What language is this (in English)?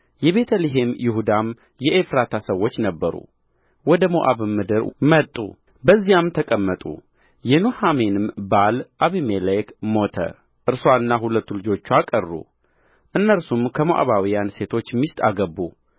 Amharic